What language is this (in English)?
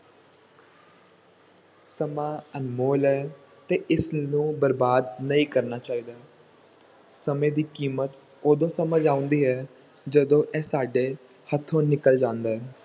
Punjabi